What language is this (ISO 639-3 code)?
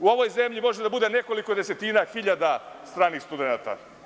srp